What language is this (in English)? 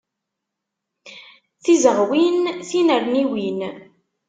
Kabyle